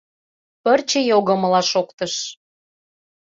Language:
Mari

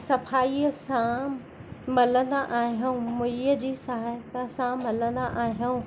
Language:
Sindhi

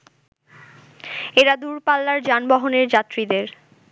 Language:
Bangla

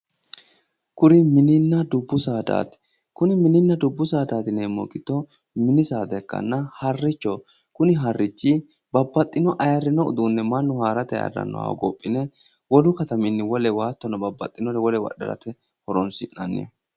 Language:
Sidamo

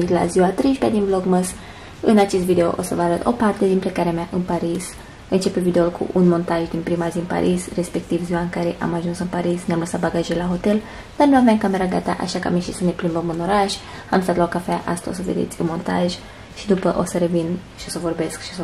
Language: Romanian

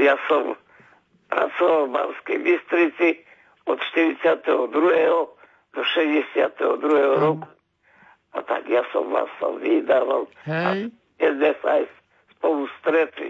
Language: Slovak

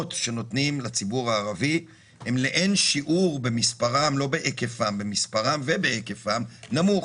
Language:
Hebrew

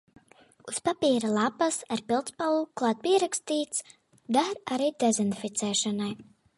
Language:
Latvian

